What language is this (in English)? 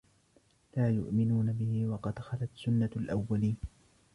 Arabic